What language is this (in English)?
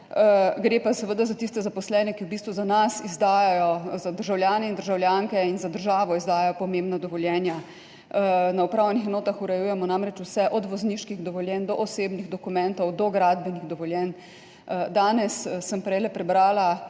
Slovenian